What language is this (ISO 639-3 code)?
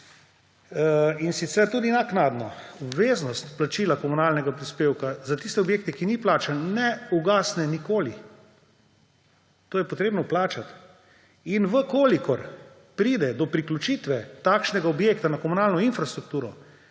slv